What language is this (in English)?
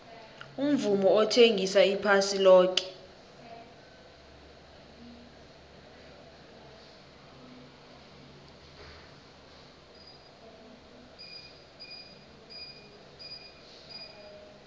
South Ndebele